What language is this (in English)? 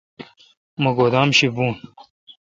Kalkoti